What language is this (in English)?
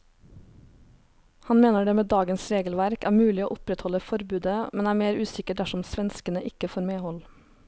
Norwegian